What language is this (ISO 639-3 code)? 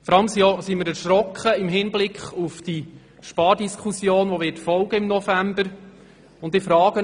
gsw